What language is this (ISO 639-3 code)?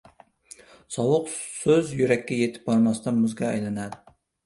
uzb